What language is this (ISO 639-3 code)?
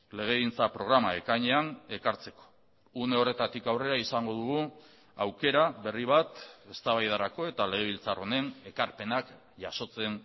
eus